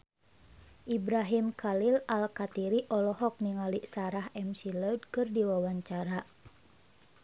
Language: Sundanese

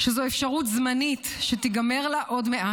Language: Hebrew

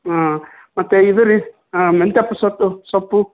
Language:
Kannada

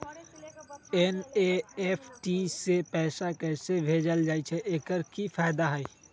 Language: Magahi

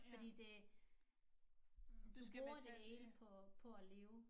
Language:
Danish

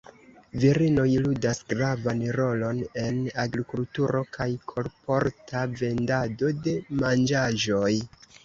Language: Esperanto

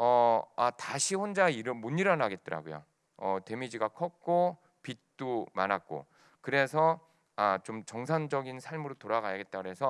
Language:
Korean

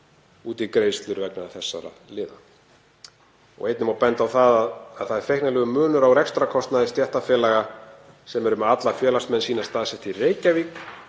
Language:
Icelandic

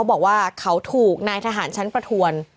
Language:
Thai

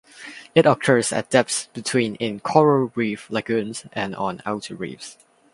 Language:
English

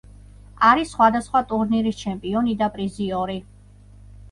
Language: Georgian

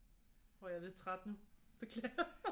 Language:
Danish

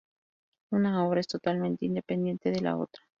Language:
Spanish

